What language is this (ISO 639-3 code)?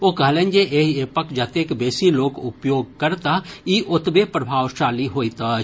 mai